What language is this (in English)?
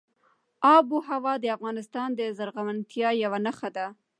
Pashto